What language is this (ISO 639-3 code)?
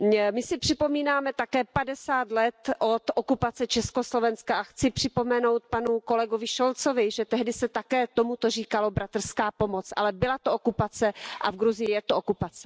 ces